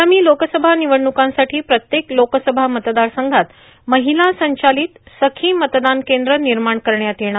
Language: Marathi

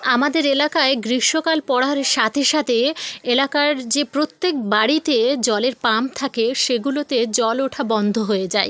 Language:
Bangla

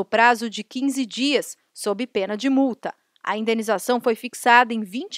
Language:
Portuguese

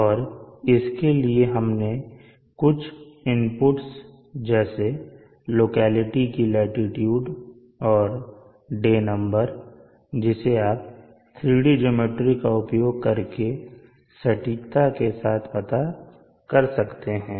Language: Hindi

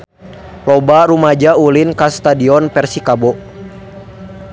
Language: Sundanese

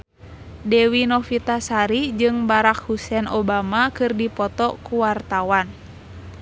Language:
Sundanese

